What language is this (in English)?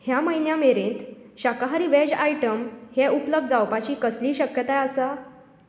Konkani